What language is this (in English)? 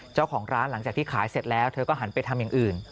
Thai